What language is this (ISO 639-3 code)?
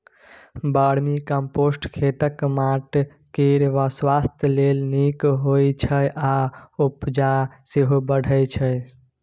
mai